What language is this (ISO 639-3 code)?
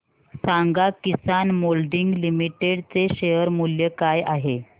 mar